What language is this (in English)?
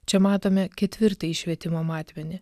Lithuanian